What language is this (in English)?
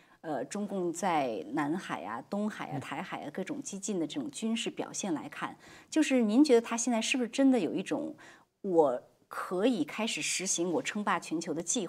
Chinese